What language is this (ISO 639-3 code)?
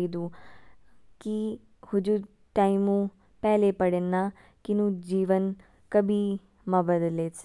kfk